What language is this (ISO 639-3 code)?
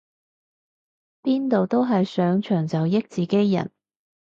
yue